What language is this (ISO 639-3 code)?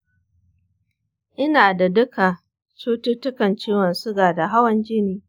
hau